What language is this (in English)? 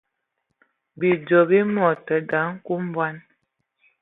Ewondo